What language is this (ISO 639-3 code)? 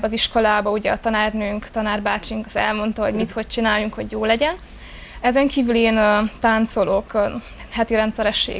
hun